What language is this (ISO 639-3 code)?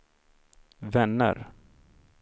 swe